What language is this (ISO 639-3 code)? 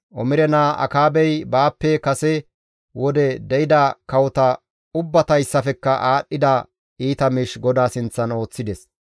gmv